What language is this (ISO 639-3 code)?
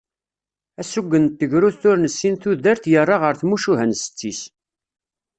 kab